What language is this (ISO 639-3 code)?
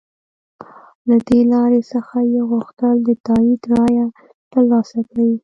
pus